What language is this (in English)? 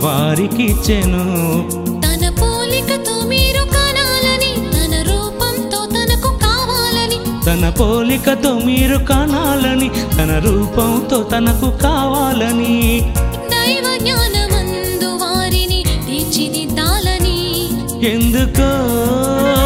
Telugu